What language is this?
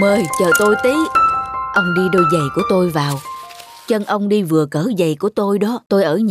Vietnamese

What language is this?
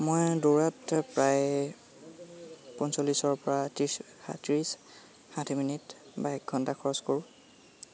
Assamese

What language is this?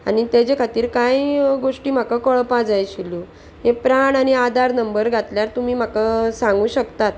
Konkani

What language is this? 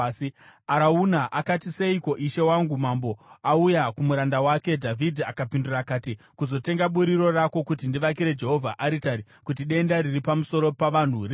Shona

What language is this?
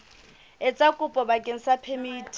Southern Sotho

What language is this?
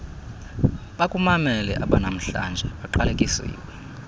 Xhosa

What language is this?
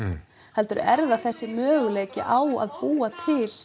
Icelandic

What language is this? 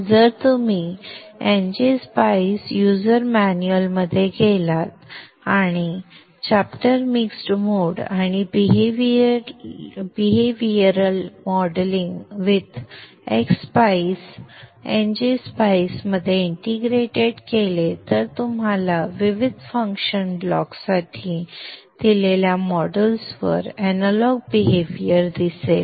Marathi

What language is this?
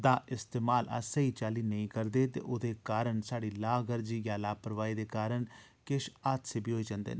Dogri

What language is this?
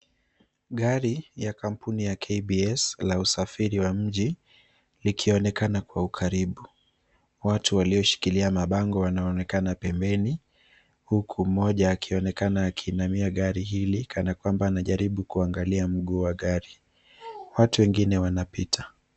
Swahili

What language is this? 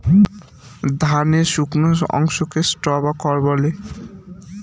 Bangla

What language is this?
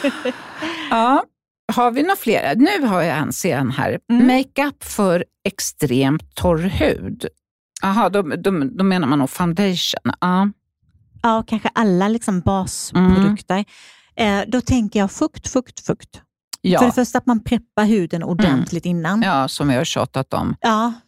Swedish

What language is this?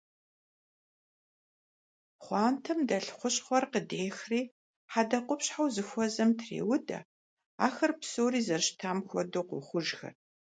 Kabardian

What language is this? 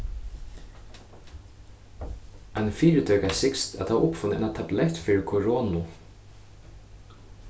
Faroese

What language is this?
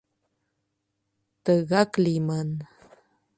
Mari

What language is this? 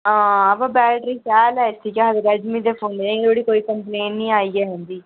Dogri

